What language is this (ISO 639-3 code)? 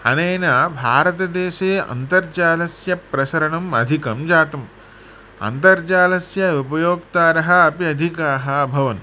san